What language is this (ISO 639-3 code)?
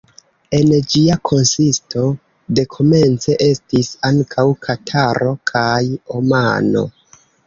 epo